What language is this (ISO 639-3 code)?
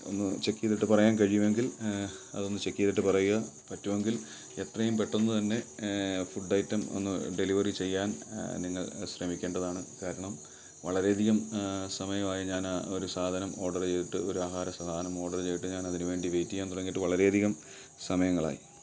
mal